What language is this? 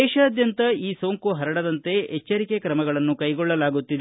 Kannada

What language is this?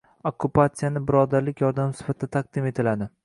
Uzbek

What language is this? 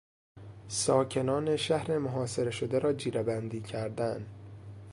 Persian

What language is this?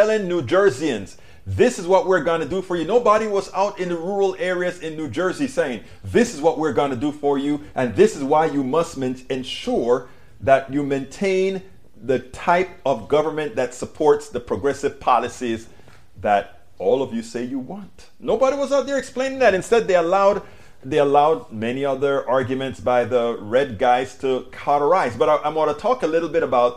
English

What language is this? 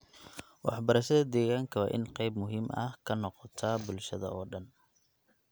Somali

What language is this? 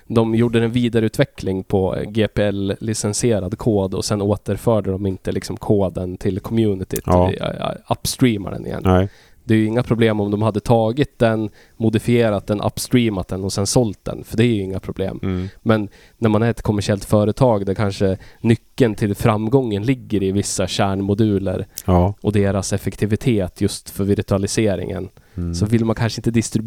Swedish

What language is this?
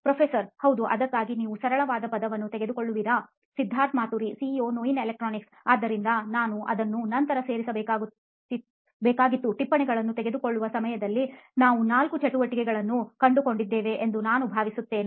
Kannada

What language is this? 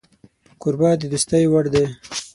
Pashto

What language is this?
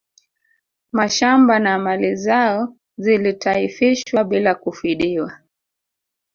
Swahili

